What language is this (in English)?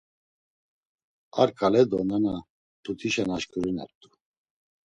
Laz